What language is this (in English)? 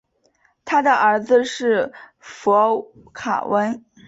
Chinese